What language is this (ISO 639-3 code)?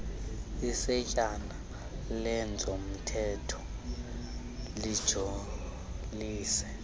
xho